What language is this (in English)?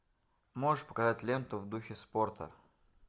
Russian